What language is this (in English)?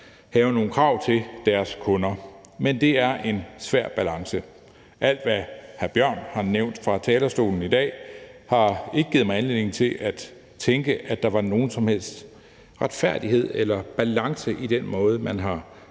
Danish